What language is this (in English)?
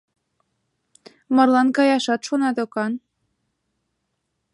Mari